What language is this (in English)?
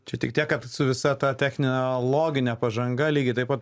Lithuanian